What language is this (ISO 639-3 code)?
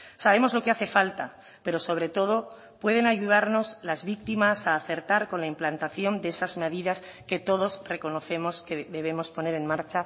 spa